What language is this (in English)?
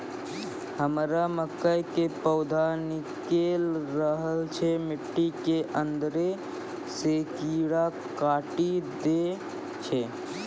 Maithili